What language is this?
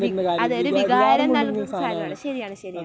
Malayalam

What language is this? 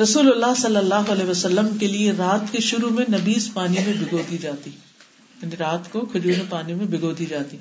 Urdu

